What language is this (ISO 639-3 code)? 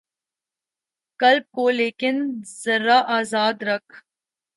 urd